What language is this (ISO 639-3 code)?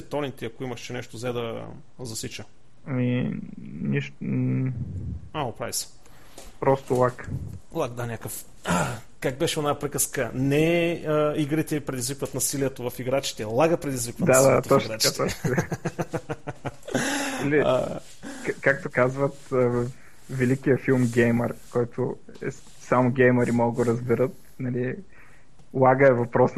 bul